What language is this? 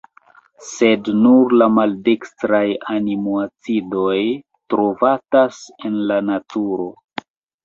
Esperanto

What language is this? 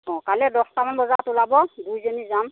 Assamese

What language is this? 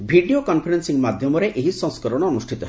Odia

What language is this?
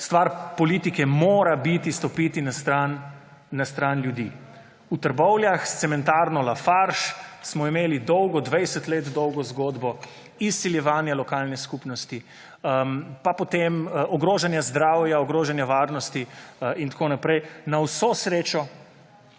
Slovenian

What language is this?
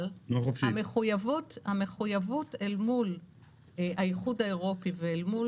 Hebrew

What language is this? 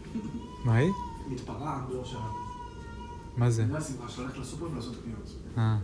Hebrew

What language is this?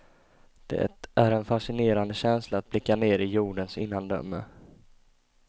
Swedish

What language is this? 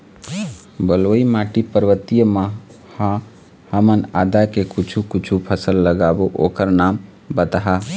Chhattisgarhi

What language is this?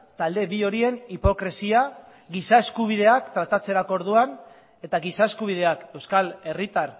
Basque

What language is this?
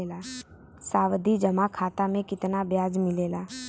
Bhojpuri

